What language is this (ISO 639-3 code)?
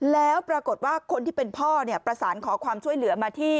tha